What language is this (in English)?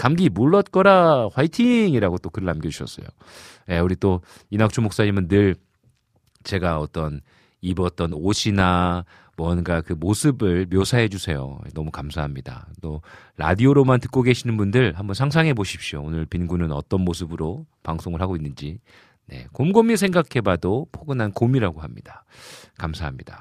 Korean